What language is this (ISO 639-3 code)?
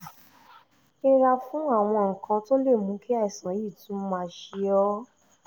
yor